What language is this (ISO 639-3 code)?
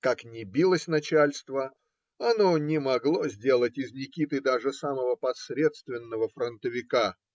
rus